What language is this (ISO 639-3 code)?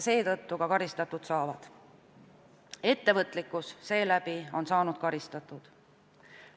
est